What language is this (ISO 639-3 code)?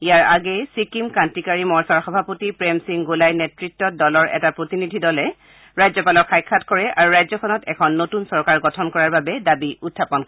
asm